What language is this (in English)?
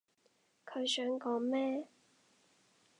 Cantonese